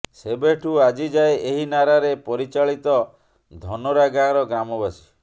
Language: Odia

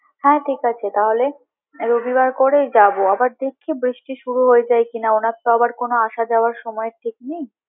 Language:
Bangla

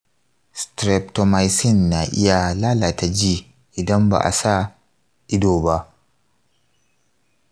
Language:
Hausa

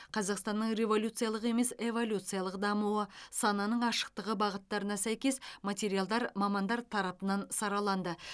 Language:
Kazakh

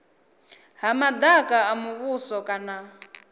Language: Venda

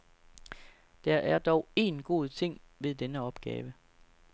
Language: Danish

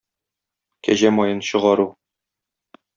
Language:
Tatar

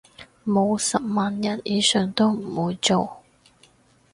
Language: Cantonese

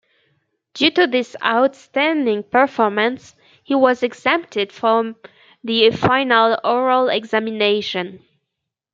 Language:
English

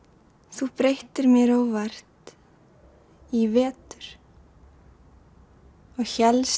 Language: Icelandic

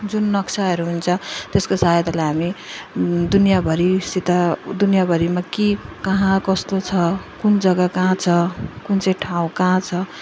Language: Nepali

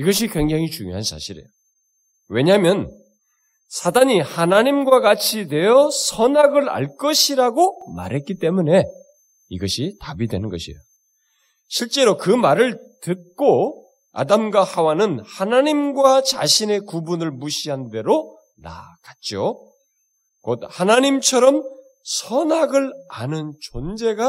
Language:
Korean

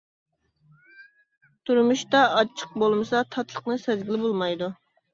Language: Uyghur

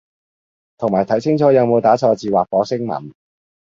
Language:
Cantonese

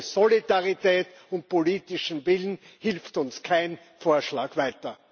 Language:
German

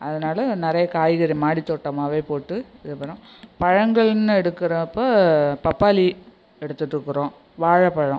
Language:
Tamil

